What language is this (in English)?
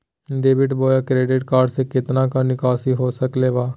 Magahi